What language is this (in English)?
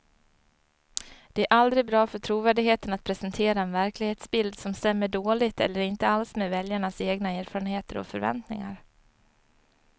Swedish